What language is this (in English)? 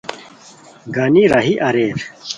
Khowar